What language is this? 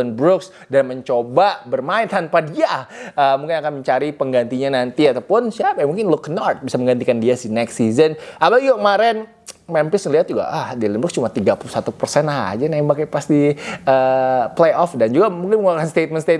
Indonesian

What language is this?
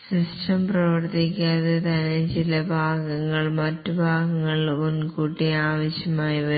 Malayalam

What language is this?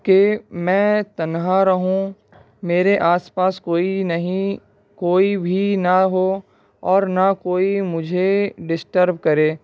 Urdu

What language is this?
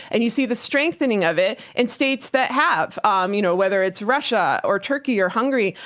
English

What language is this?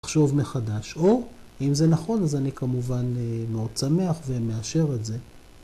Hebrew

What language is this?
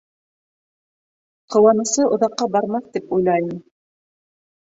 Bashkir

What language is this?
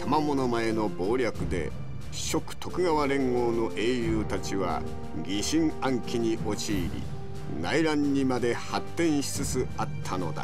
Japanese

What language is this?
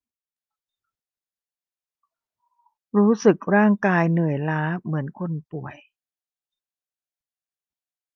Thai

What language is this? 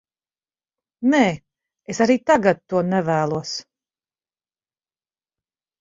Latvian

